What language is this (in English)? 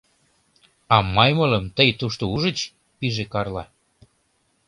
Mari